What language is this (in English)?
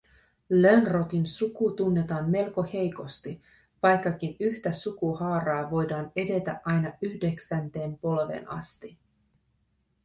Finnish